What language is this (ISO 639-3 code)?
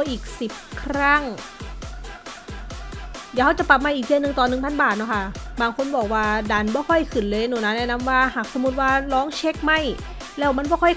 tha